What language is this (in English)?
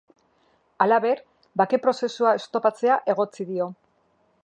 Basque